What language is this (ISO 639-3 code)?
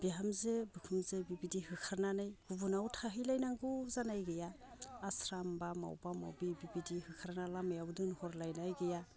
brx